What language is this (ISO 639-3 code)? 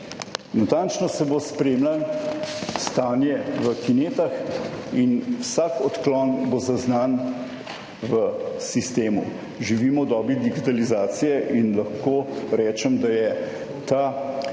slv